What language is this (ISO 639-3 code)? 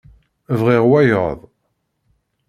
kab